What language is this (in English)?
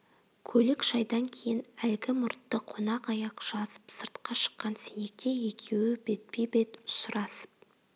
Kazakh